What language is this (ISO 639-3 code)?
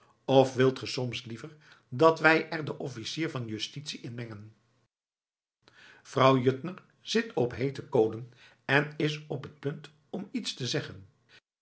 nld